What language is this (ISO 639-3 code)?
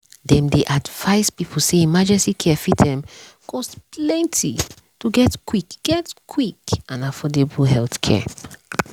pcm